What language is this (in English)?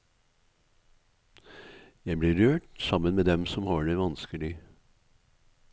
Norwegian